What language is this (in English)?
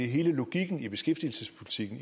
Danish